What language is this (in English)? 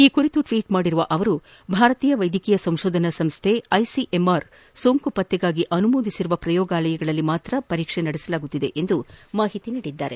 Kannada